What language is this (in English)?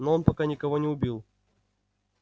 Russian